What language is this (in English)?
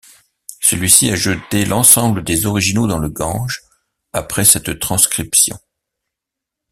French